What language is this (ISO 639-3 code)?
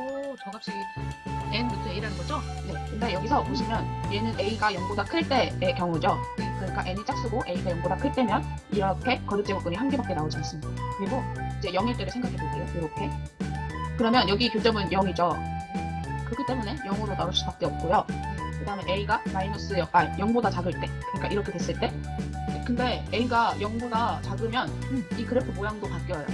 kor